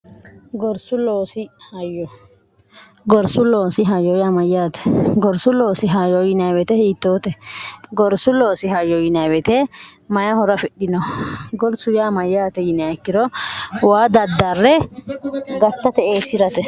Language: Sidamo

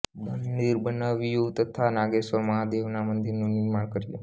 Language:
Gujarati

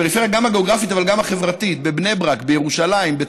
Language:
Hebrew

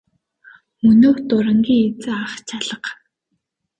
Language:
Mongolian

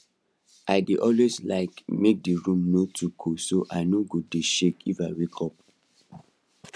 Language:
Nigerian Pidgin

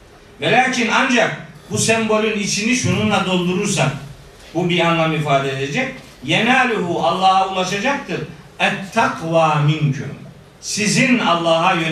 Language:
Turkish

